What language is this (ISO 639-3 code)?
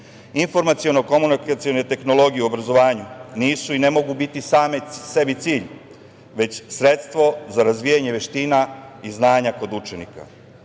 srp